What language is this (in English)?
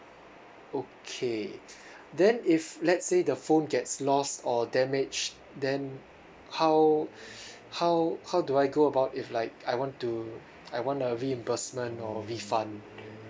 English